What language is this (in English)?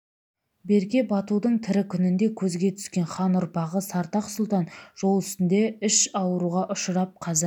Kazakh